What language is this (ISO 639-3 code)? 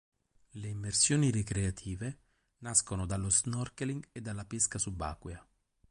ita